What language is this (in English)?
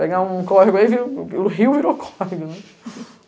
Portuguese